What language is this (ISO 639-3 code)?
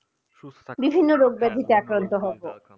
ben